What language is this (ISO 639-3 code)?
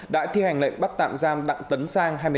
vie